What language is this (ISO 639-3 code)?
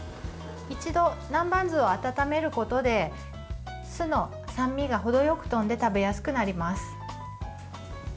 jpn